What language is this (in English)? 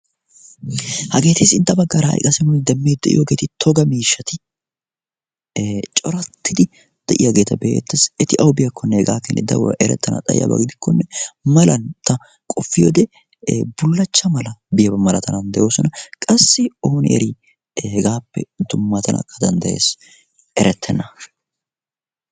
Wolaytta